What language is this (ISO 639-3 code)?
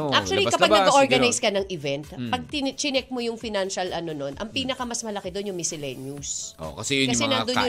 fil